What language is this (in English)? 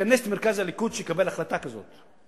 Hebrew